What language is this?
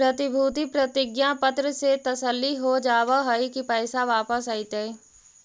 Magahi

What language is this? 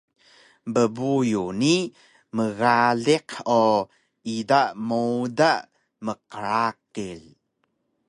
Taroko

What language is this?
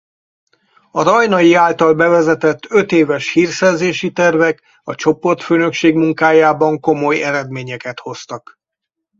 Hungarian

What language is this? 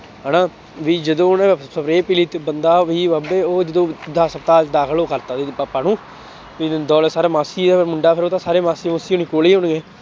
Punjabi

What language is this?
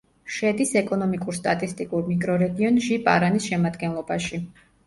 Georgian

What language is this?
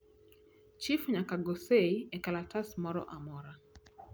Luo (Kenya and Tanzania)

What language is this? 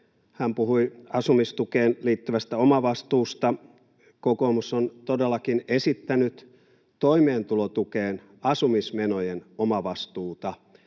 Finnish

